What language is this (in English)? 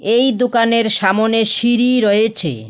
Bangla